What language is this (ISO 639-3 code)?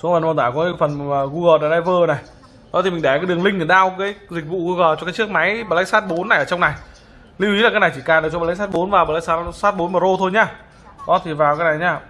vie